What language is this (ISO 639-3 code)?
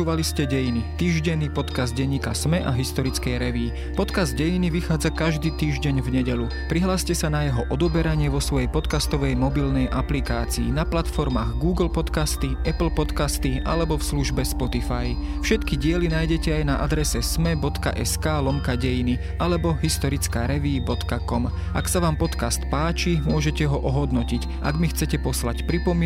slk